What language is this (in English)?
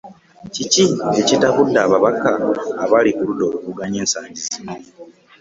Ganda